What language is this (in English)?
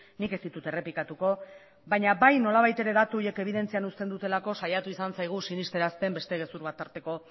Basque